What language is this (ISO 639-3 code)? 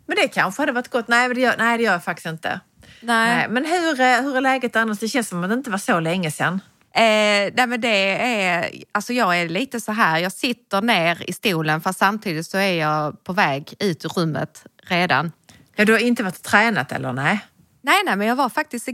swe